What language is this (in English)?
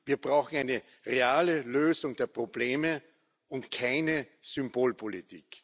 German